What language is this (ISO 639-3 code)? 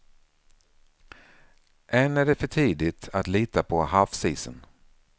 swe